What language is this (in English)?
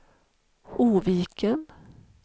Swedish